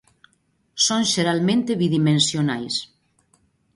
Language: Galician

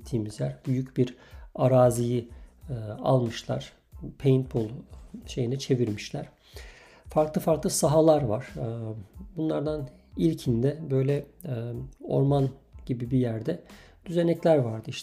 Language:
Turkish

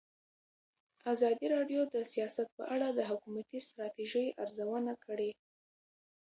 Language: Pashto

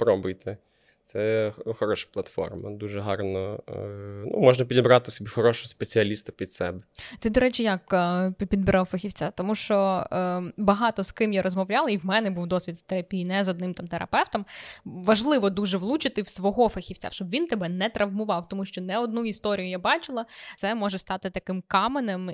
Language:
Ukrainian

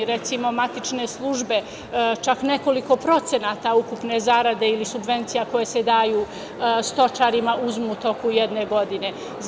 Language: Serbian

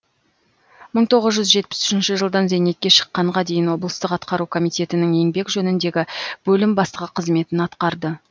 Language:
Kazakh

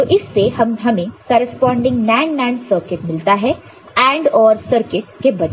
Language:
Hindi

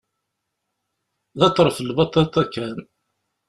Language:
Kabyle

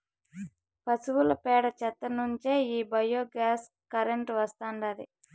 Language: Telugu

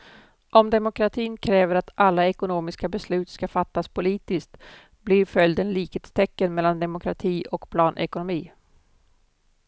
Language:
Swedish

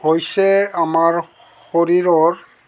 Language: Assamese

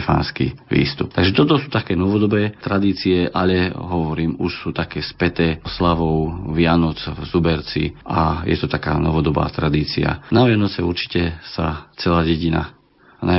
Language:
Slovak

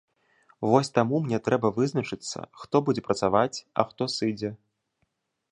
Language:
Belarusian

